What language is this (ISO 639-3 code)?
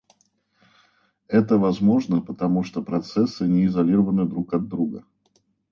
rus